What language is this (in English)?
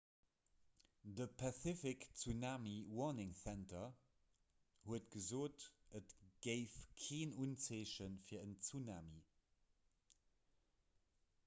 Luxembourgish